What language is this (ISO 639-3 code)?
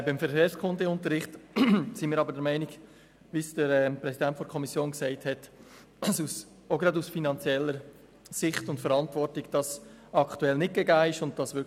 gsw